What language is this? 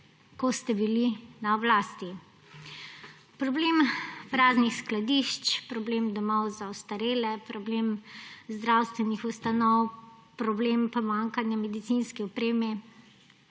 Slovenian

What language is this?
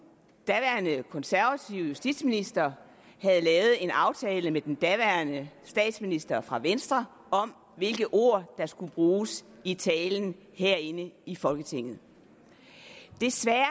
Danish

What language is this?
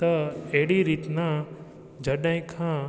Sindhi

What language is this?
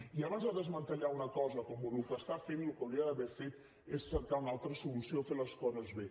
Catalan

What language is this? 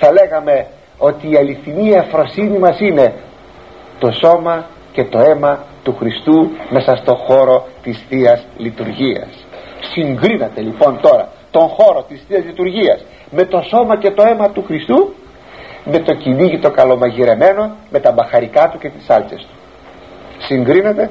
Greek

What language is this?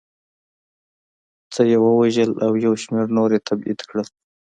Pashto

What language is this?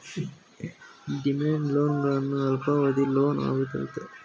Kannada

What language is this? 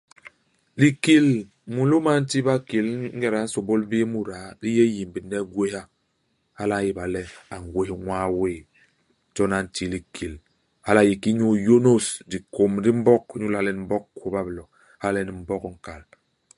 Basaa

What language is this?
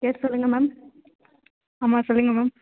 Tamil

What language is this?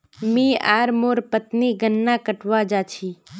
Magahi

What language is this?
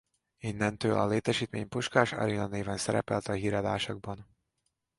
Hungarian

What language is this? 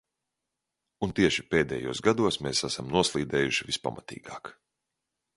Latvian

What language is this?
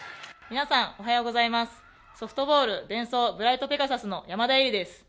Japanese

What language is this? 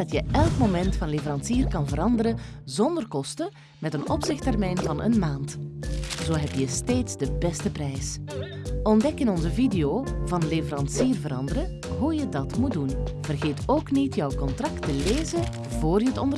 Dutch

